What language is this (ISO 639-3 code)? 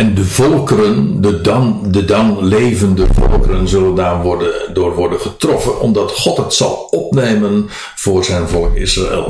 nld